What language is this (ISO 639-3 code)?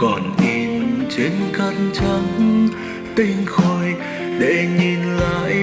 vie